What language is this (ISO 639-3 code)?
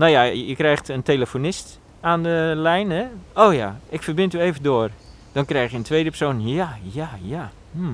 nld